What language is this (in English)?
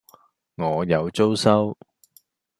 Cantonese